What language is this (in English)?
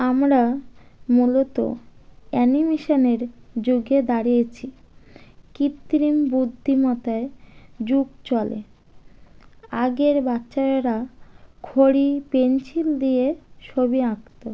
Bangla